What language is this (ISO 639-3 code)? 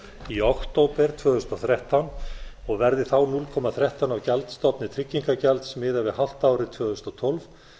isl